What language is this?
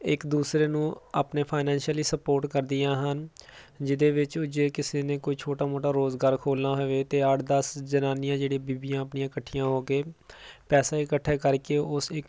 Punjabi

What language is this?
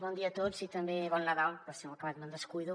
Catalan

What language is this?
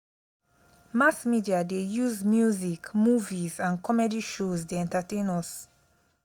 Nigerian Pidgin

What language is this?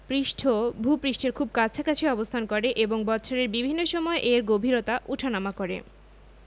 Bangla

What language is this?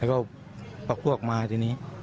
Thai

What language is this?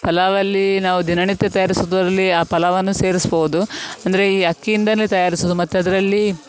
Kannada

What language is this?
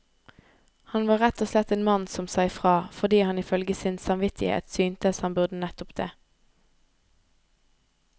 Norwegian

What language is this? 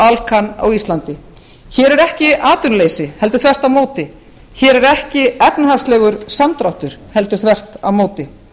Icelandic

